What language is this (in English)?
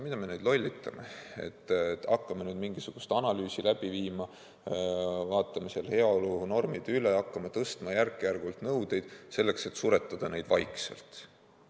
Estonian